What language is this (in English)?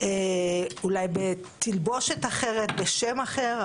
Hebrew